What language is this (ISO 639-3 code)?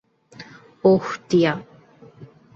ben